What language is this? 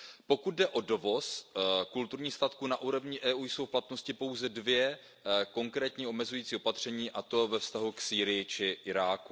Czech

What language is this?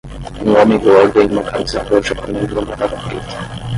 Portuguese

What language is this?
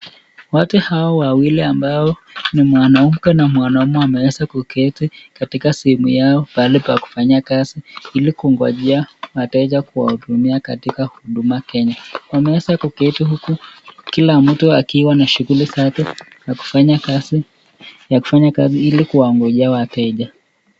Swahili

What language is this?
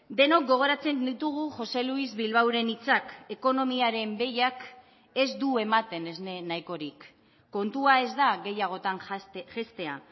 Basque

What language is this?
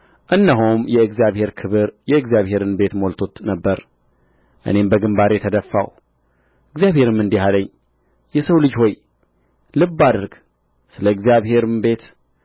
Amharic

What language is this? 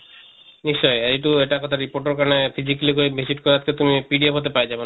Assamese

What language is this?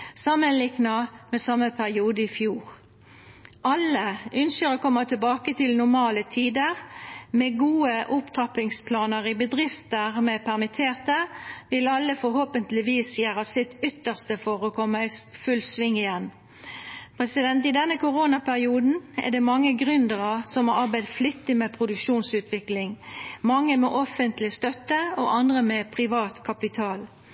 Norwegian Nynorsk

